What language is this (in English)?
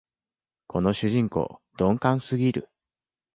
Japanese